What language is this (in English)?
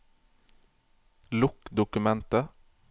Norwegian